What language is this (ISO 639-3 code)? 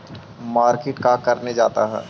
mag